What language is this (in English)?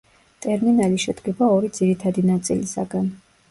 Georgian